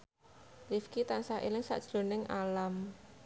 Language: Javanese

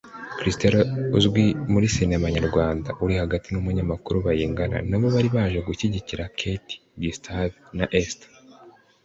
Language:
Kinyarwanda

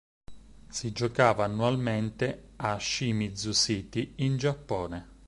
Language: Italian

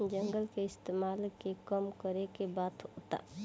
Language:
Bhojpuri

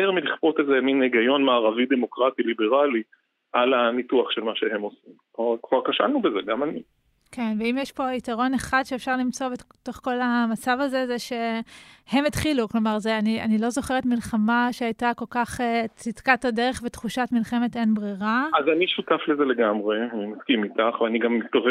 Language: Hebrew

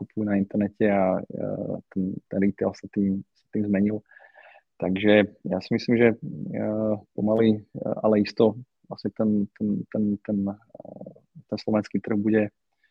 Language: Slovak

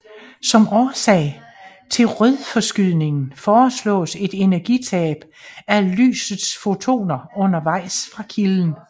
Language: Danish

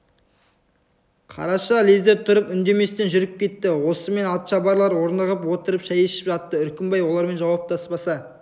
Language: Kazakh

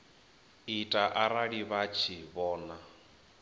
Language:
Venda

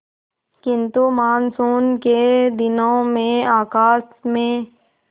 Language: Hindi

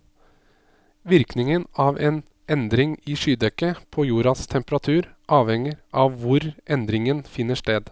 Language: Norwegian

